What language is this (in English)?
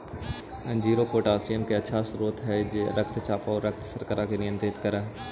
Magahi